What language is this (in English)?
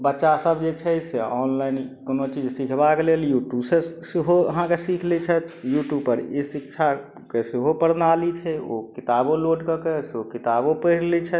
Maithili